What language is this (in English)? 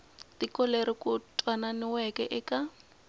Tsonga